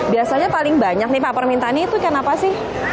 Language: Indonesian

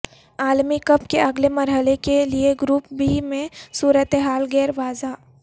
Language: Urdu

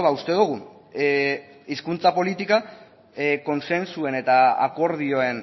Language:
Basque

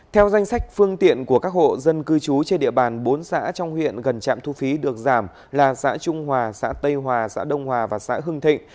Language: Vietnamese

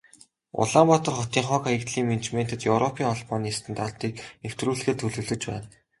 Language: Mongolian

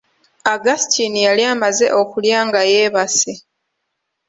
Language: Ganda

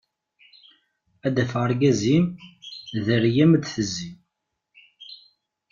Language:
Kabyle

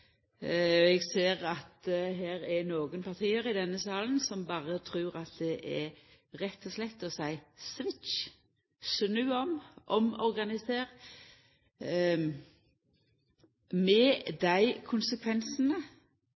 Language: Norwegian Nynorsk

